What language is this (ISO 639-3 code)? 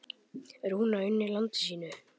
isl